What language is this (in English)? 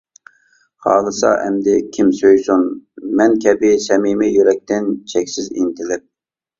Uyghur